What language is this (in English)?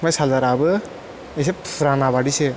Bodo